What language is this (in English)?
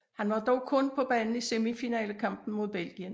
Danish